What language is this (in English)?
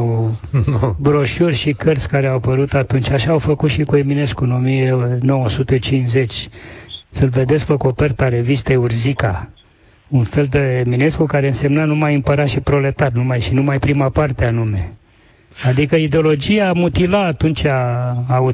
Romanian